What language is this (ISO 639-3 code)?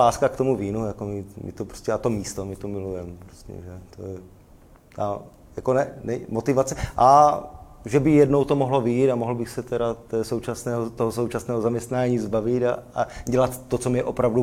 ces